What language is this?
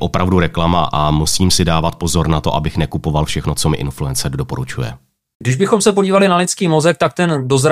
Czech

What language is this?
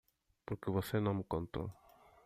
Portuguese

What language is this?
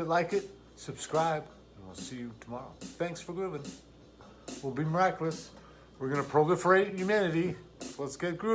English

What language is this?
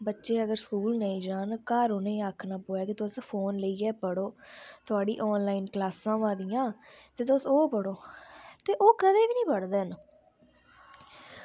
Dogri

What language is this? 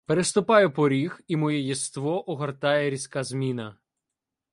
Ukrainian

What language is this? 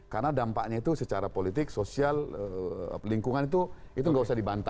Indonesian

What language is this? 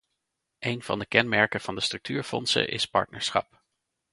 Dutch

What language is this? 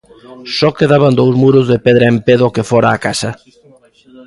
Galician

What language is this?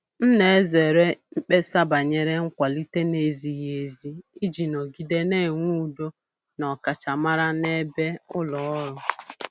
Igbo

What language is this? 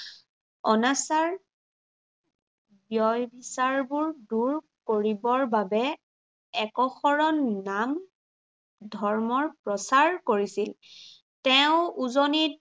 Assamese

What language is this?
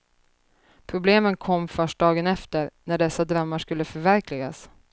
Swedish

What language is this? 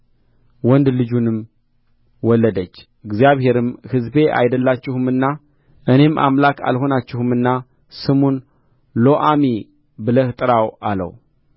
Amharic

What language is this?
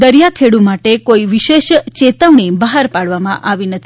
Gujarati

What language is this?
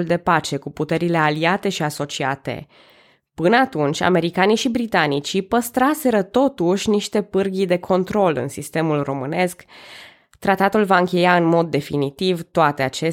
Romanian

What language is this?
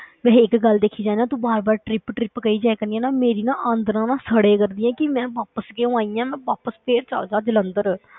Punjabi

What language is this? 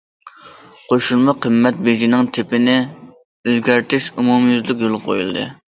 Uyghur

